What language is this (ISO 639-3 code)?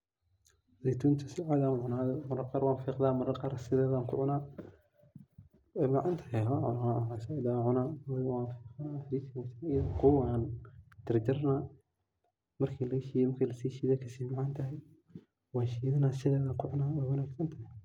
som